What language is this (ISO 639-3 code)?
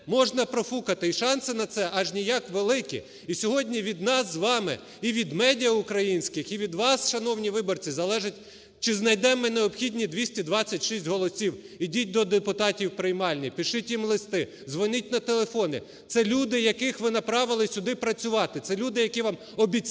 ukr